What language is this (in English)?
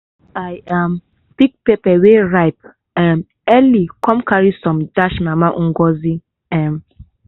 Nigerian Pidgin